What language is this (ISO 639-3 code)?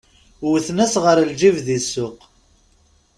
kab